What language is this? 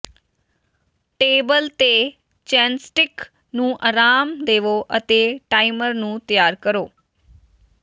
Punjabi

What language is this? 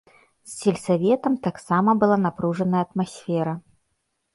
Belarusian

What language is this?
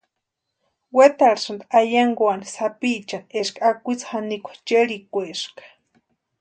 Western Highland Purepecha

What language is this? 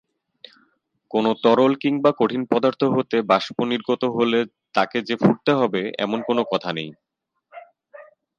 Bangla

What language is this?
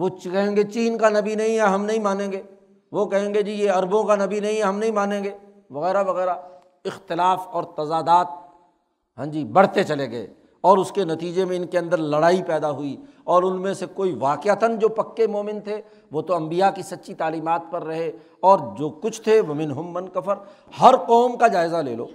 Urdu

